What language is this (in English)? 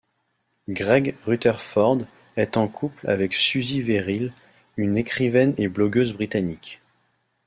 French